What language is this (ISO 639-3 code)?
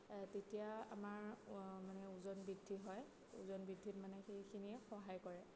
asm